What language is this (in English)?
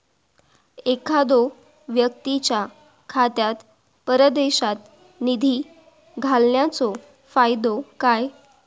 Marathi